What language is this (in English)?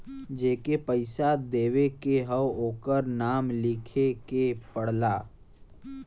Bhojpuri